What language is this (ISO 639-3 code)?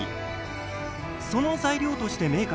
jpn